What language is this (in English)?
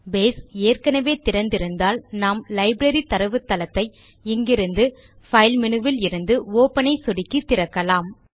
Tamil